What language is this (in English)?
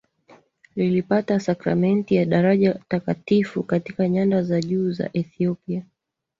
Swahili